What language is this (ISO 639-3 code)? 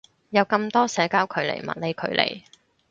yue